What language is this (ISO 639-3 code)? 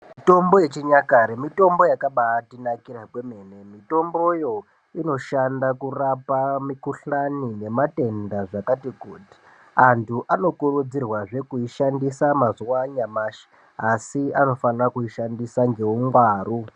ndc